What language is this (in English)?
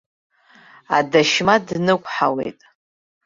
Abkhazian